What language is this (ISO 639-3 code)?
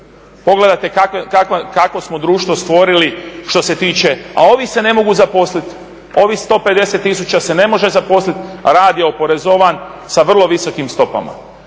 hrv